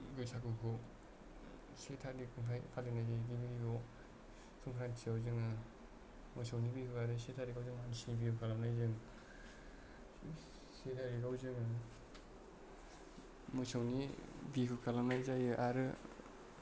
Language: Bodo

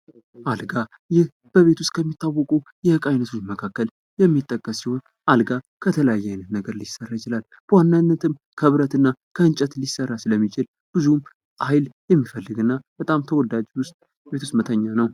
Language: Amharic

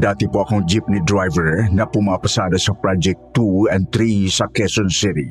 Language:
Filipino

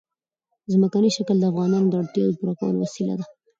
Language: Pashto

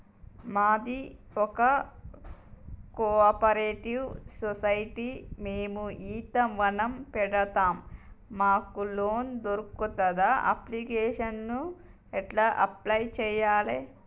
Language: Telugu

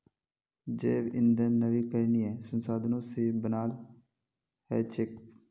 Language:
Magahi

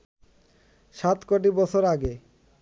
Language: Bangla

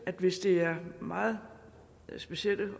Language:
Danish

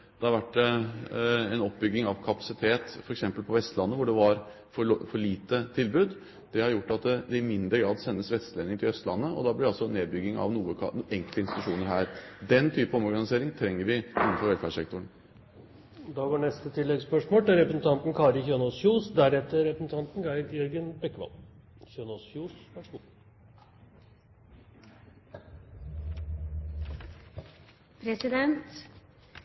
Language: Norwegian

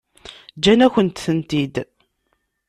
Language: Kabyle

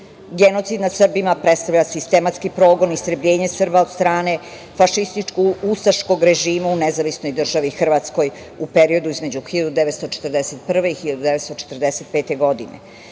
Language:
Serbian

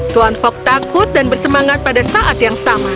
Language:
Indonesian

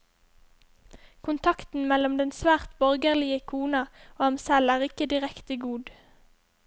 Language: Norwegian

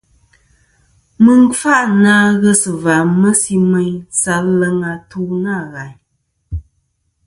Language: Kom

